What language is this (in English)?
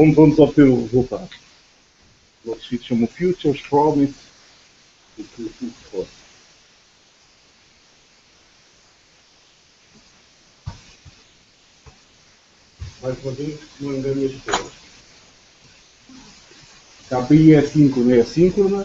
Portuguese